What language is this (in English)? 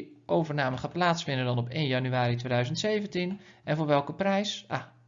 Dutch